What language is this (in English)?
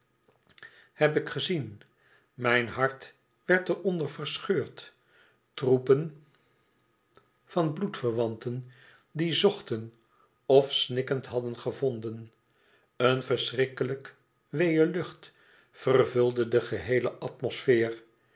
Dutch